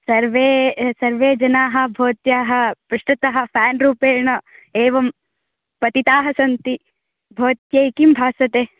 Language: Sanskrit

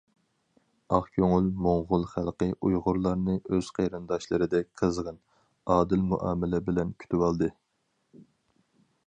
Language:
Uyghur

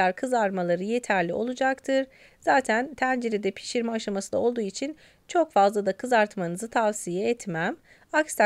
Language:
Turkish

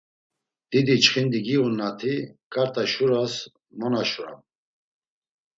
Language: Laz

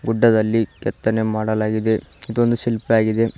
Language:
Kannada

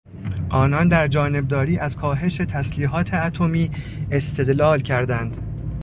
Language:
Persian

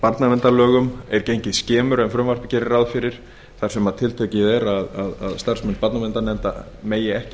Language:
Icelandic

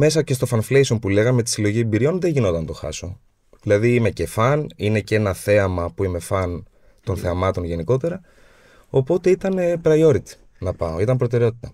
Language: Greek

